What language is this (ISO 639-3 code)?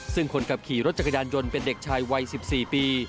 tha